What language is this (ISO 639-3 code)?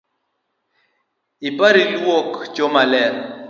luo